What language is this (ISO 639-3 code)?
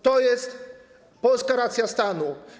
pol